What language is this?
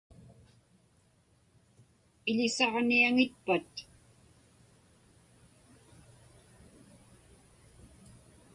Inupiaq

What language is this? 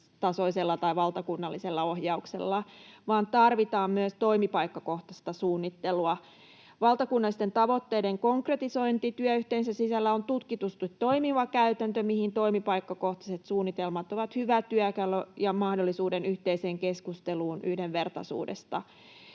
Finnish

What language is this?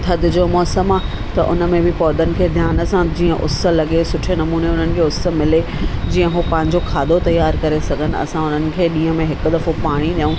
Sindhi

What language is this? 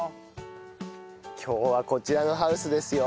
Japanese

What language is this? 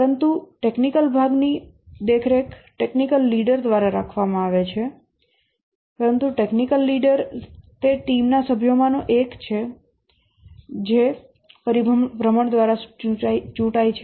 Gujarati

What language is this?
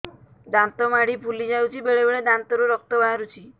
Odia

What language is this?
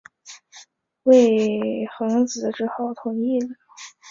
Chinese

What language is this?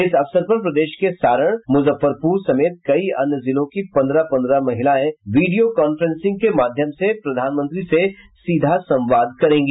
Hindi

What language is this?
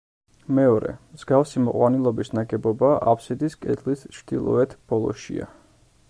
Georgian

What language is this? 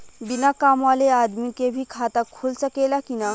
Bhojpuri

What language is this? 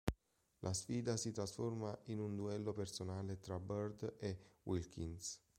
Italian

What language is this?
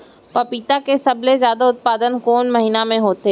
Chhattisgarhi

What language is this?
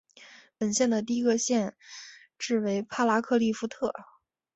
Chinese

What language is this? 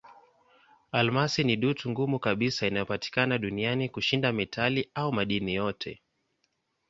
Swahili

